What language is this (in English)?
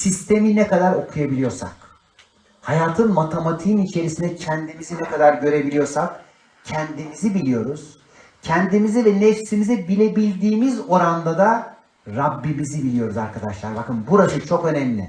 Turkish